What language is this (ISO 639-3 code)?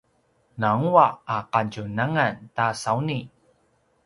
pwn